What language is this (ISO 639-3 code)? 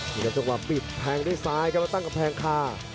tha